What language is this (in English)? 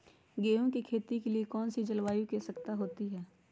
Magahi